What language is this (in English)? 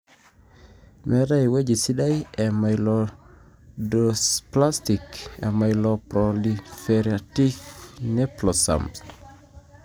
Masai